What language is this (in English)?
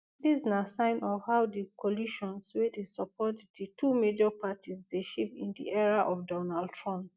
Nigerian Pidgin